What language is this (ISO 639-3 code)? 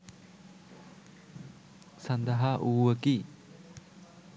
sin